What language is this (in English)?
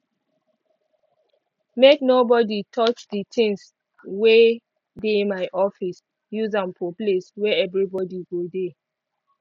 Nigerian Pidgin